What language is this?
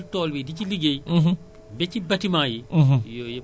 Wolof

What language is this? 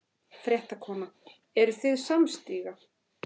Icelandic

